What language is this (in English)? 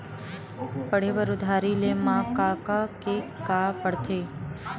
Chhattisgarhi